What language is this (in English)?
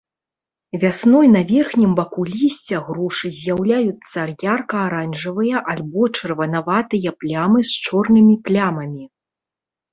Belarusian